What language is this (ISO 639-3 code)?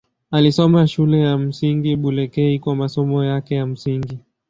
swa